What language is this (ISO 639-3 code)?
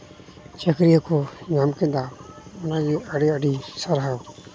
sat